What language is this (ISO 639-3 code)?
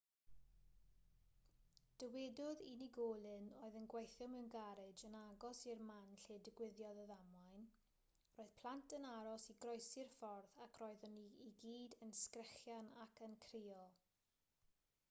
cym